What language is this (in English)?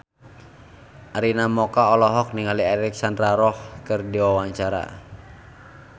Sundanese